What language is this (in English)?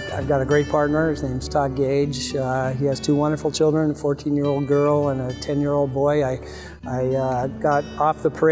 English